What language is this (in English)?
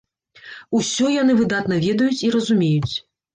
Belarusian